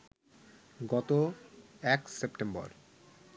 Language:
Bangla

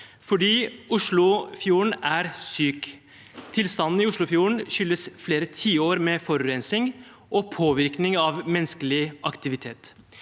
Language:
Norwegian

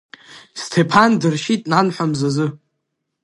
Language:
Abkhazian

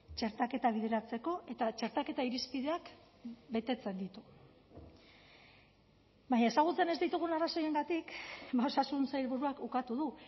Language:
Basque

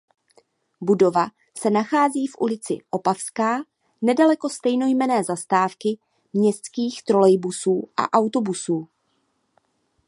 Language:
Czech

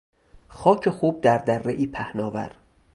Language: Persian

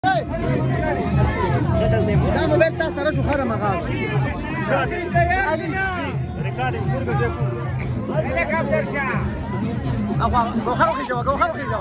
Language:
Arabic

